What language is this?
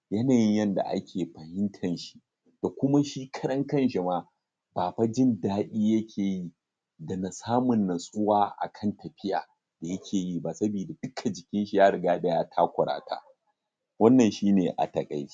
Hausa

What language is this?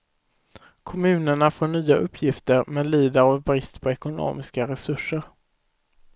Swedish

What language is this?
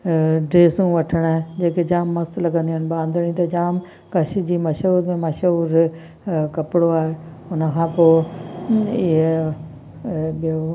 Sindhi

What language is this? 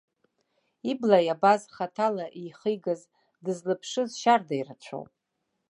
Abkhazian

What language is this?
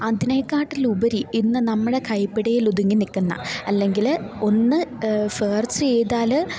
Malayalam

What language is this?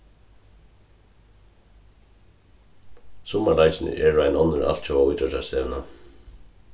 Faroese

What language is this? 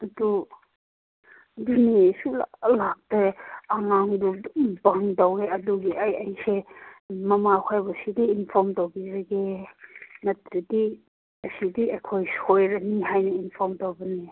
Manipuri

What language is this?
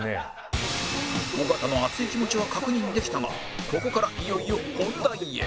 Japanese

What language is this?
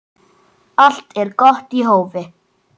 Icelandic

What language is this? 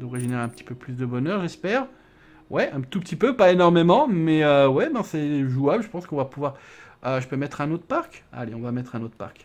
French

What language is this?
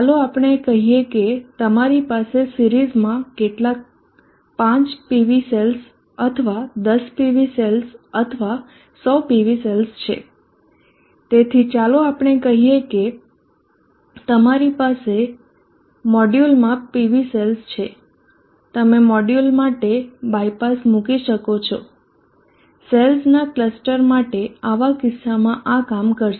Gujarati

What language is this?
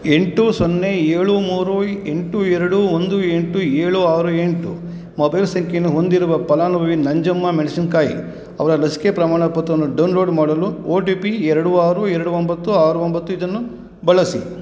Kannada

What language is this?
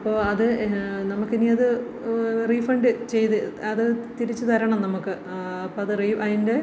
Malayalam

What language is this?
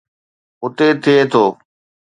Sindhi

